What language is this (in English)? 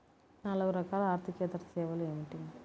Telugu